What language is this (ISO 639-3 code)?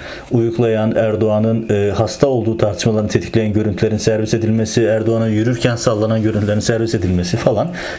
tur